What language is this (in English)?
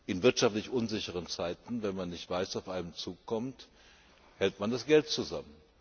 German